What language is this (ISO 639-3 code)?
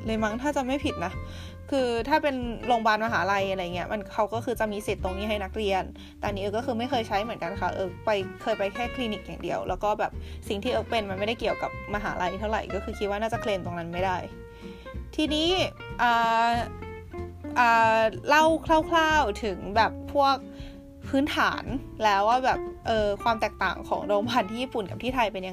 tha